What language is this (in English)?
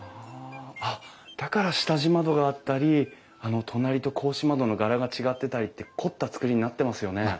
Japanese